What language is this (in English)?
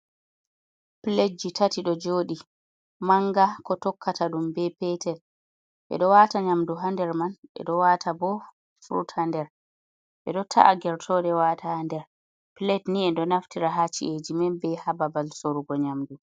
Fula